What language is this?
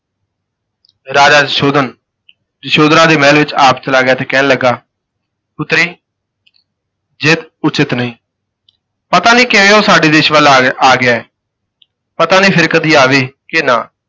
Punjabi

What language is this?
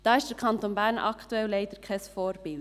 Swiss German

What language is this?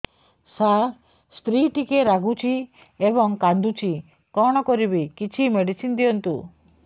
Odia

